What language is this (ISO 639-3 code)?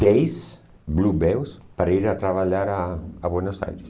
por